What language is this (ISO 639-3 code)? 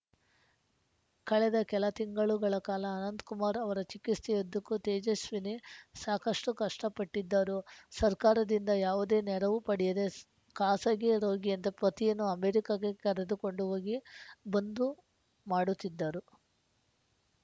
kan